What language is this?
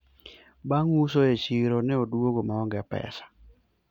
Luo (Kenya and Tanzania)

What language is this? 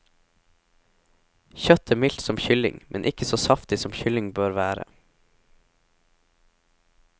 Norwegian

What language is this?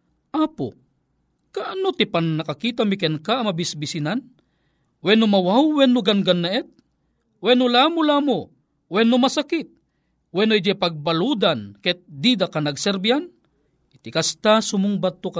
Filipino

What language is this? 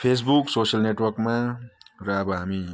Nepali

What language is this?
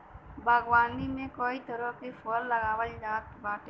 Bhojpuri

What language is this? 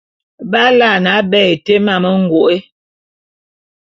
Bulu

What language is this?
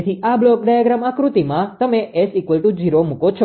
Gujarati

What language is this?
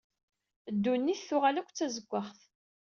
Kabyle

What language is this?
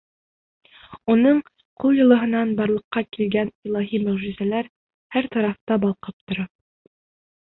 Bashkir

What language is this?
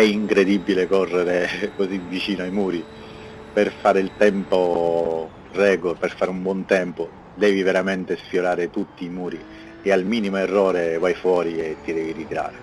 Italian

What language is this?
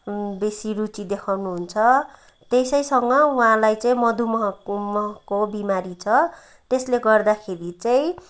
Nepali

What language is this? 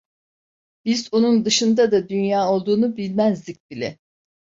Turkish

